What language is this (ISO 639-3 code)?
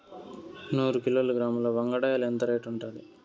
tel